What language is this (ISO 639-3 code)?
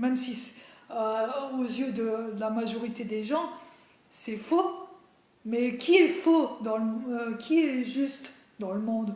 fra